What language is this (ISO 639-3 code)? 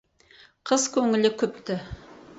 kaz